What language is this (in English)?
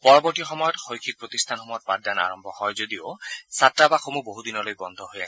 Assamese